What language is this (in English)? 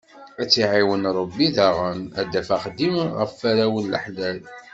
Kabyle